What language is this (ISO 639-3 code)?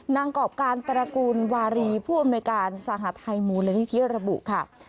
tha